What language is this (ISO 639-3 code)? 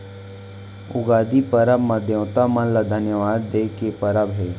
hne